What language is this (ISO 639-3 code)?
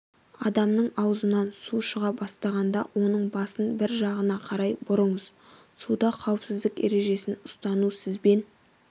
kaz